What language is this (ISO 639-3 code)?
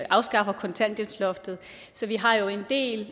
dan